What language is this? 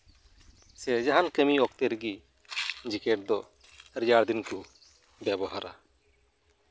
Santali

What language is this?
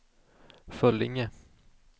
Swedish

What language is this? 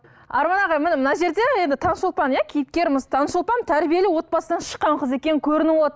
Kazakh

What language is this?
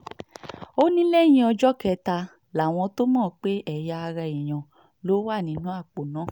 Yoruba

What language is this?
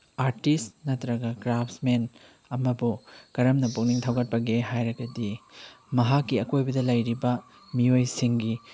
Manipuri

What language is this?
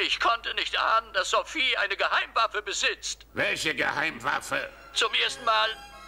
German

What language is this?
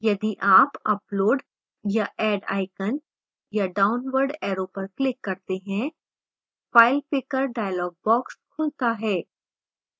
Hindi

